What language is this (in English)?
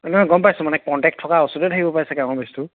Assamese